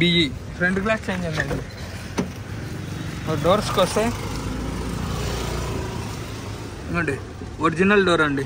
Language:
Telugu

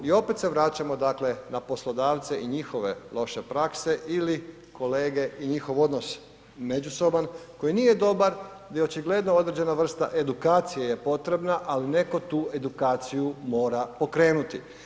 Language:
Croatian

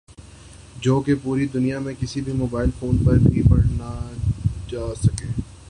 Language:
Urdu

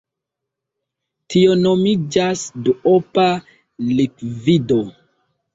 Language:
Esperanto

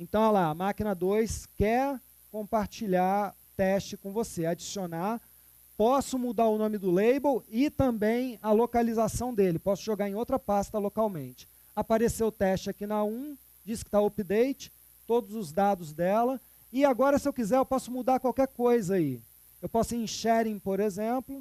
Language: Portuguese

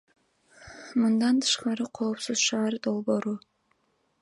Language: Kyrgyz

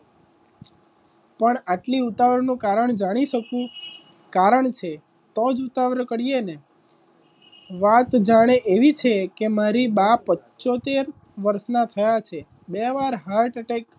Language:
Gujarati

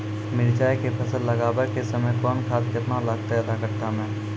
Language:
Maithili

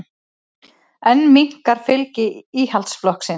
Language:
Icelandic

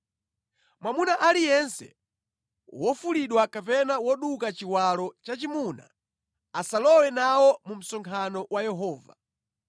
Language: Nyanja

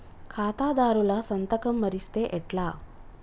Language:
Telugu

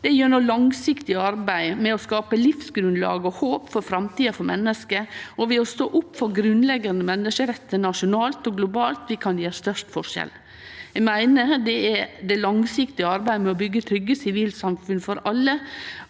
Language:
Norwegian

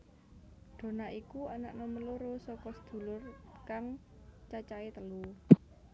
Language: Javanese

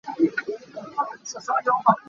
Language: Hakha Chin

